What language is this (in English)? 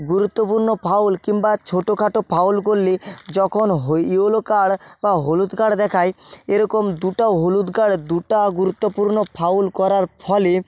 Bangla